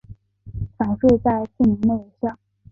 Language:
Chinese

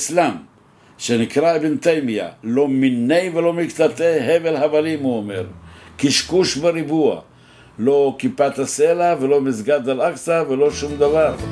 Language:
Hebrew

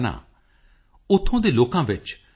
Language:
Punjabi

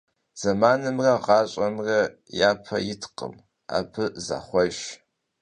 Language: Kabardian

